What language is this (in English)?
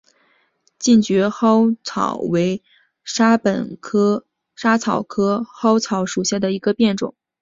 Chinese